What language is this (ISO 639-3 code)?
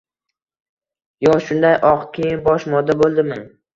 uzb